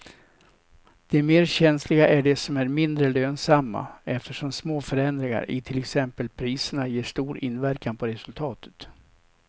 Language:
Swedish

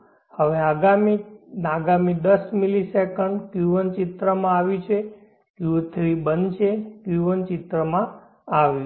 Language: Gujarati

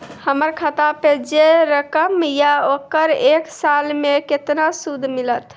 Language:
Maithili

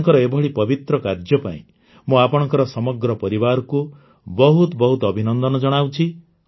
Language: Odia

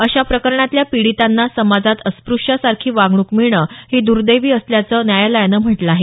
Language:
Marathi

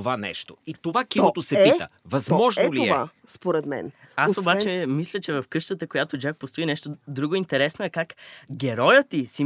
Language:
Bulgarian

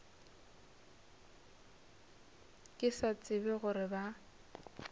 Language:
Northern Sotho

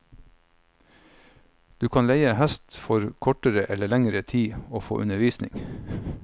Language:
Norwegian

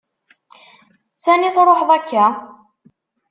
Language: Kabyle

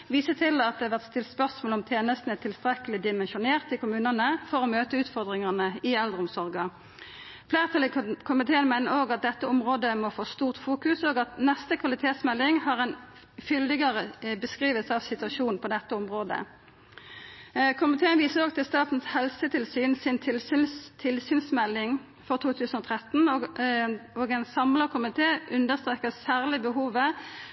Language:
Norwegian Nynorsk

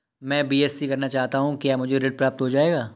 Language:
Hindi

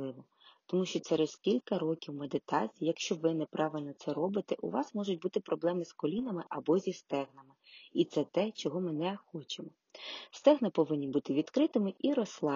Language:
Ukrainian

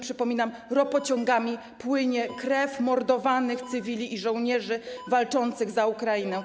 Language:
Polish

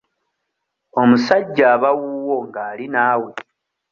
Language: Ganda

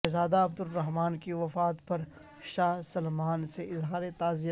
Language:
Urdu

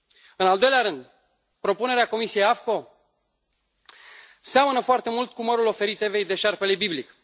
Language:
Romanian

